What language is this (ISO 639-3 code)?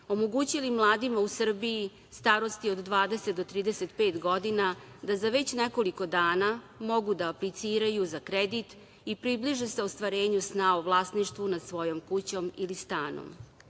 srp